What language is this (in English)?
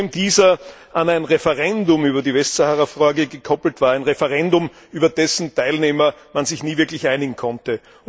German